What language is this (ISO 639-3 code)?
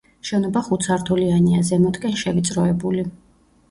kat